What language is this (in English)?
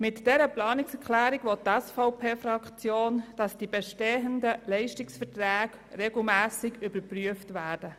Swiss German